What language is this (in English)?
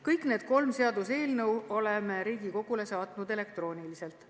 Estonian